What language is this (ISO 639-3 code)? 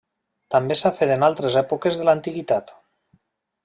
cat